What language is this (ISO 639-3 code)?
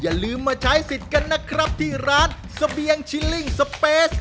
tha